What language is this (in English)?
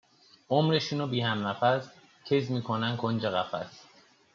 Persian